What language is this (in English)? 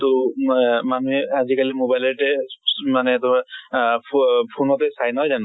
Assamese